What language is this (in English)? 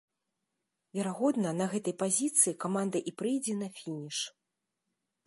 Belarusian